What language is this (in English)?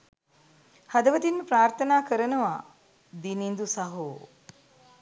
Sinhala